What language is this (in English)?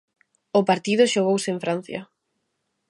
Galician